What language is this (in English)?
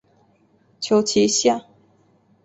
Chinese